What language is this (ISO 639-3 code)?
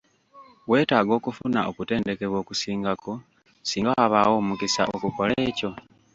lug